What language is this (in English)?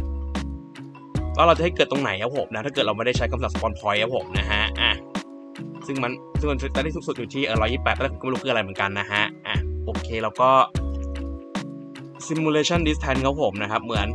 Thai